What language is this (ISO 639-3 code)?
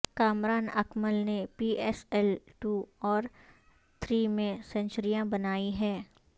urd